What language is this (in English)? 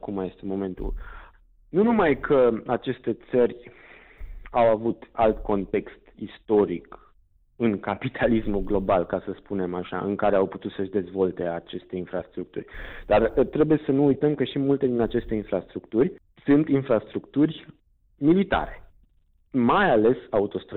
Romanian